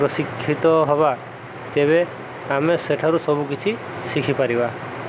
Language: Odia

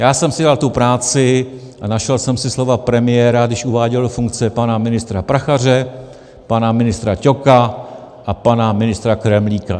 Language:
Czech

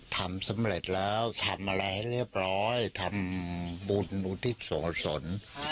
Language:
Thai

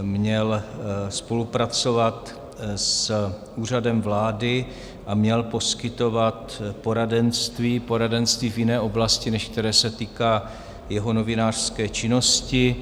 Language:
Czech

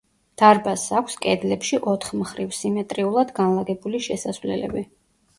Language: Georgian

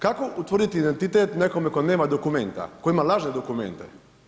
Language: Croatian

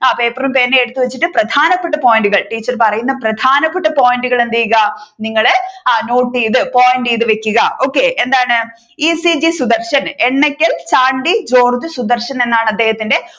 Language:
Malayalam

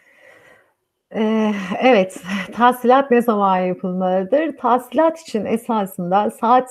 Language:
Turkish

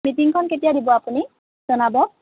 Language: Assamese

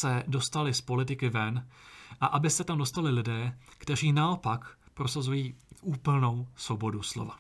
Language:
Czech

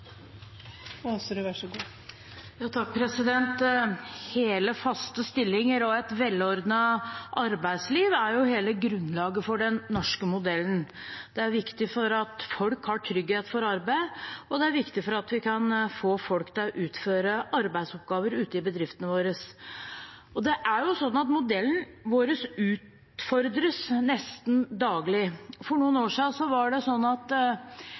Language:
Norwegian Bokmål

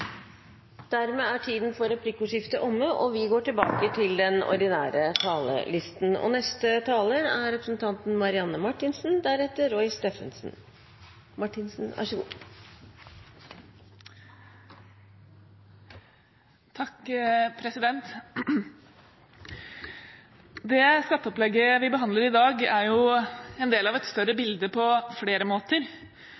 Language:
Norwegian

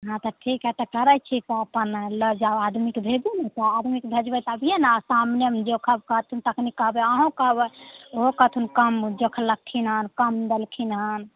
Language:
Maithili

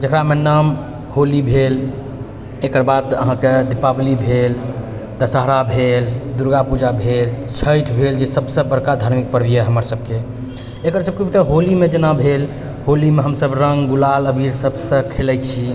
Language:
Maithili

